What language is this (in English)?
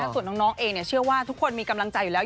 Thai